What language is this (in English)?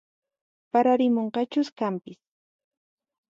Puno Quechua